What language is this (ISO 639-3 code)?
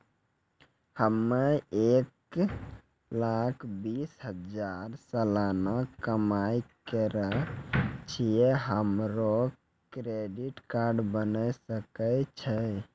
mai